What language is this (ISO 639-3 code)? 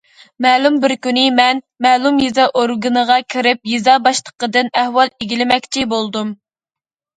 uig